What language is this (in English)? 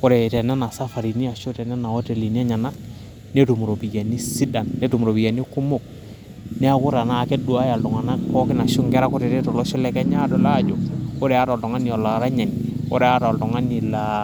Masai